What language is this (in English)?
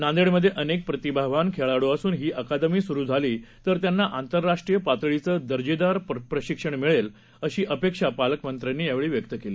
Marathi